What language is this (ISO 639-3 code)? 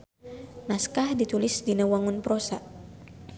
sun